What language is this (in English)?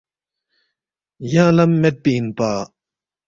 Balti